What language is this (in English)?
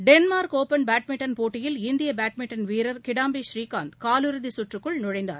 Tamil